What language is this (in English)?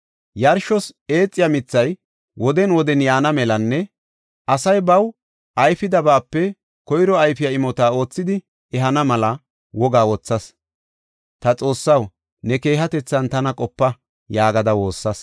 Gofa